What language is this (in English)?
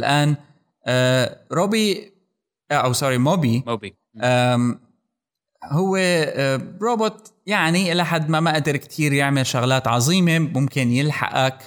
Arabic